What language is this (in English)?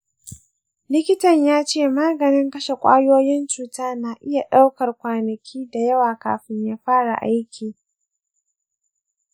Hausa